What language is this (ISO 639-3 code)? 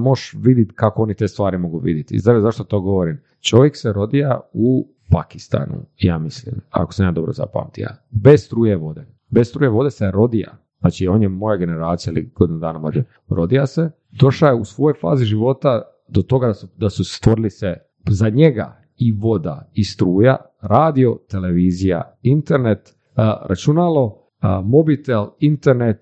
hrv